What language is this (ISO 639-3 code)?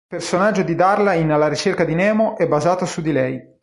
ita